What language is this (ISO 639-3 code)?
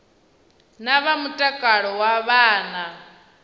ven